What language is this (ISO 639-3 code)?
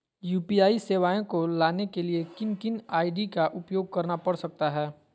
mag